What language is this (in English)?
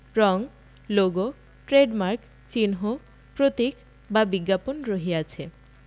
Bangla